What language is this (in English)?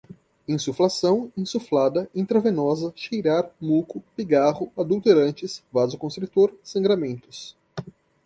Portuguese